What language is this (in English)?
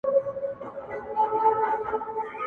Pashto